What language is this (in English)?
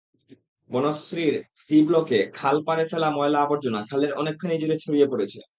Bangla